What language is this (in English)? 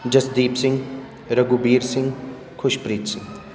Punjabi